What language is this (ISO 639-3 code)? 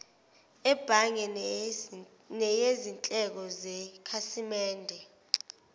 zul